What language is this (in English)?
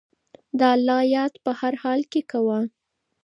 Pashto